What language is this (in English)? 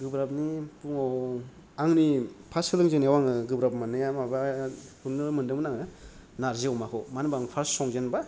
Bodo